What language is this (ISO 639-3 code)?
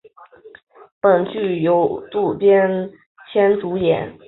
zho